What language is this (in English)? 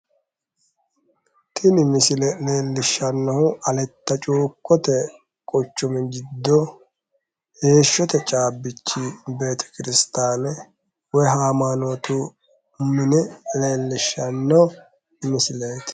Sidamo